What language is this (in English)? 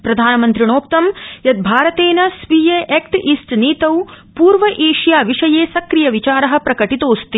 Sanskrit